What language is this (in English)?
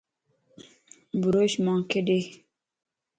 Lasi